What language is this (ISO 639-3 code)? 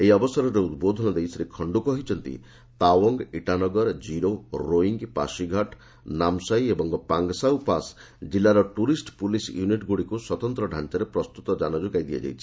ori